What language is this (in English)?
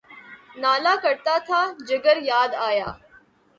Urdu